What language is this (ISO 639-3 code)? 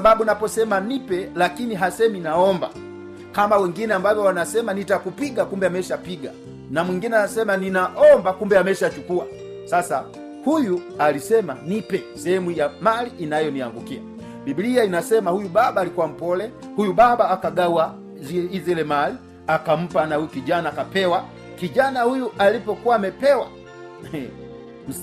swa